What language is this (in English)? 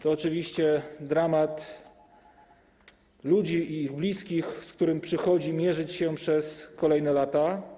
Polish